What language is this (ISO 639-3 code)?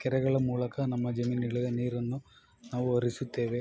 kan